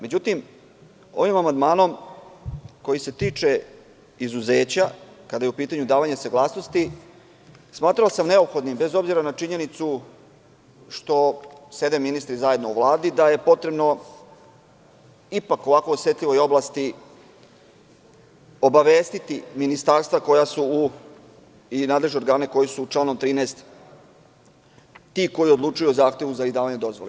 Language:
Serbian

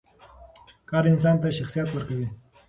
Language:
Pashto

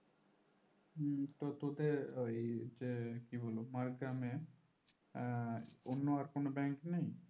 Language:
Bangla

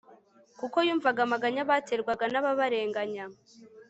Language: Kinyarwanda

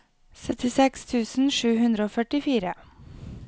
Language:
Norwegian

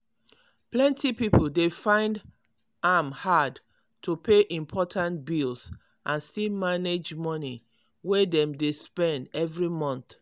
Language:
Nigerian Pidgin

